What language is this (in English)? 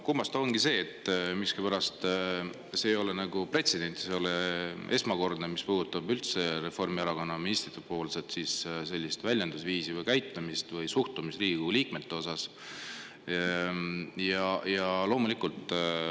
Estonian